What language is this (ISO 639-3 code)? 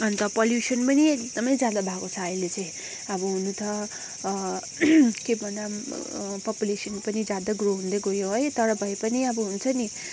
nep